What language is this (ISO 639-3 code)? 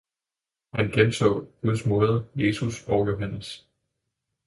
dan